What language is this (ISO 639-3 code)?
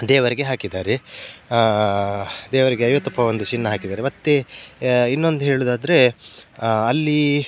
kan